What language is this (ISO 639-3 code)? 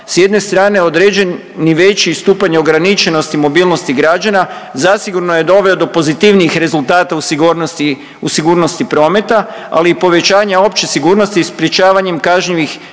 hrv